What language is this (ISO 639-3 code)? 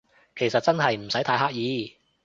yue